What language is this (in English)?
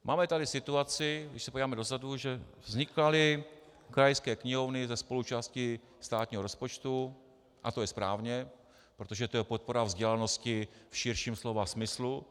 Czech